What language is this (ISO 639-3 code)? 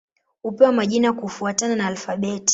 swa